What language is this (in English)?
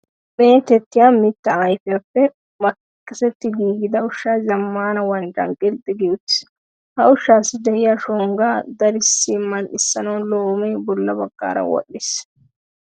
Wolaytta